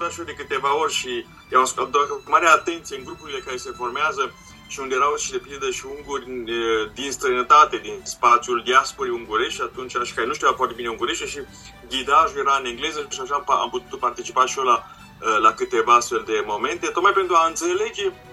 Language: Romanian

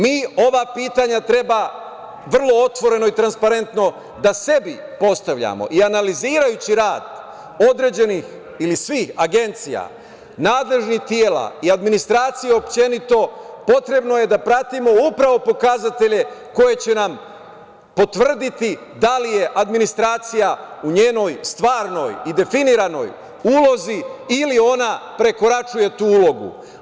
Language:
Serbian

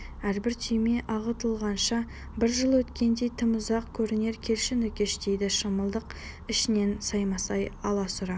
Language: Kazakh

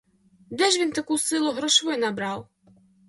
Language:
Ukrainian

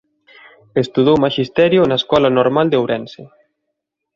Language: Galician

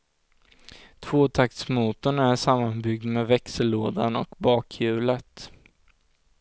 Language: Swedish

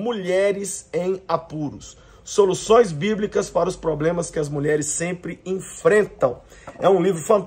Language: Portuguese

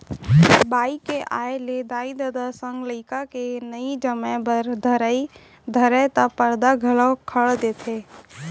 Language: Chhattisgarhi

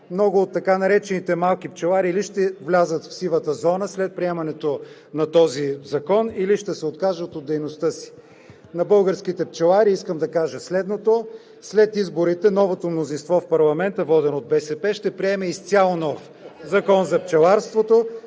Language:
Bulgarian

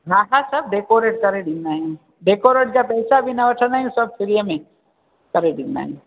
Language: Sindhi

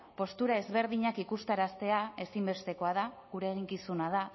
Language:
Basque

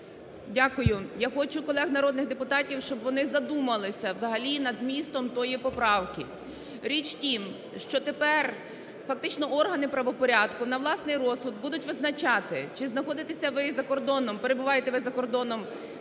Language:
Ukrainian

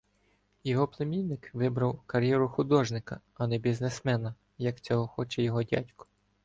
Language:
Ukrainian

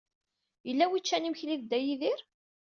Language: Kabyle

